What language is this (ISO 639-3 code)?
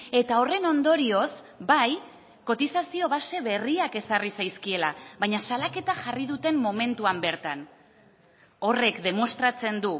eus